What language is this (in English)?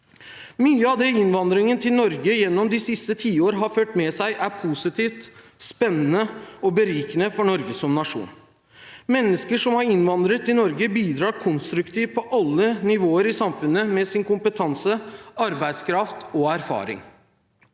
Norwegian